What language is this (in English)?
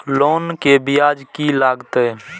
Maithili